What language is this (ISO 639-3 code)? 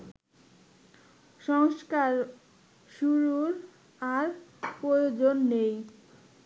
ben